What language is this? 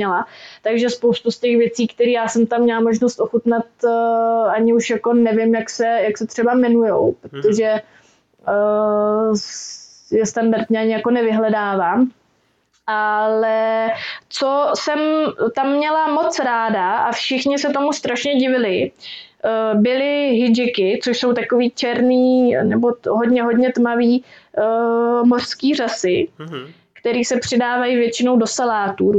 Czech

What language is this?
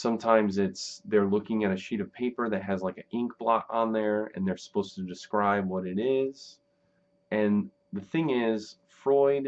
English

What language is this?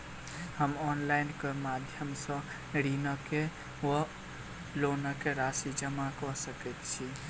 Maithili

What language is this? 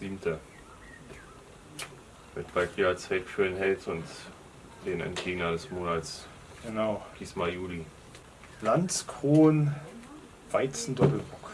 German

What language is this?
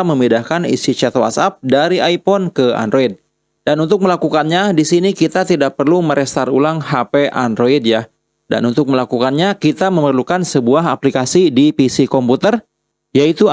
Indonesian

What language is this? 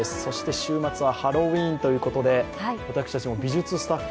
Japanese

